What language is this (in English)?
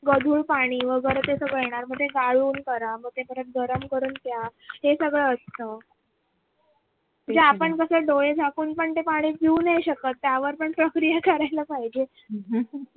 Marathi